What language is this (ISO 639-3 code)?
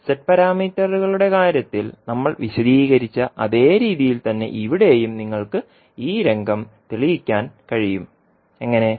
mal